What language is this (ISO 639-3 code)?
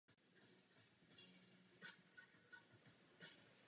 ces